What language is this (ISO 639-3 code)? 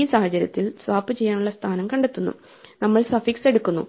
mal